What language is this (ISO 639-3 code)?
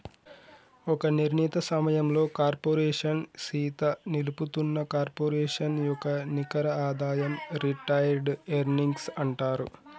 tel